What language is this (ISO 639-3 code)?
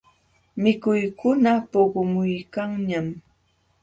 qxw